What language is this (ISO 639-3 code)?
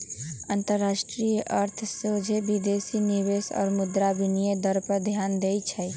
mag